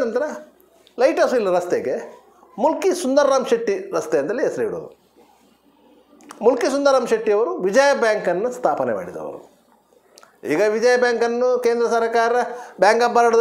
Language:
Arabic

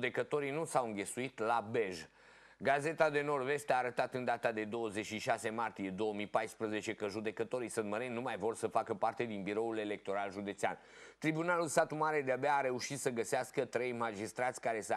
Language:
Romanian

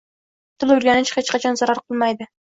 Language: Uzbek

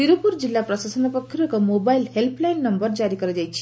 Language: Odia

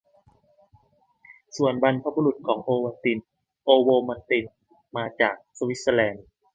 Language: Thai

